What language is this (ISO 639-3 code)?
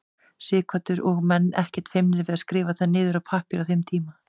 isl